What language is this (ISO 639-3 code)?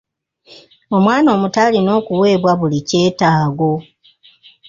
lug